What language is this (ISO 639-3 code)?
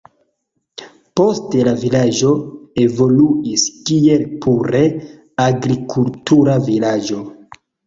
epo